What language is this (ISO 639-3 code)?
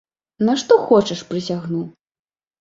bel